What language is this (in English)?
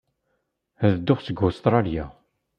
Kabyle